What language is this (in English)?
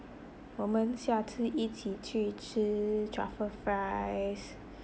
English